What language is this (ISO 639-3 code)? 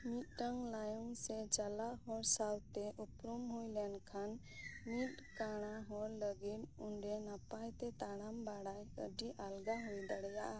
sat